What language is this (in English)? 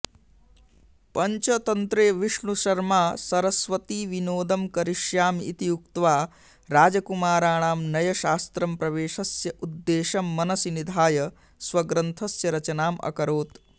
Sanskrit